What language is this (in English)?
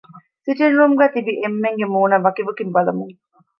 Divehi